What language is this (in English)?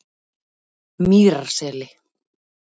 Icelandic